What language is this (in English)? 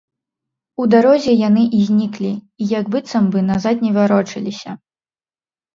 Belarusian